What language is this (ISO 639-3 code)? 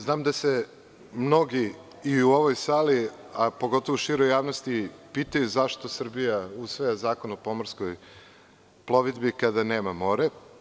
srp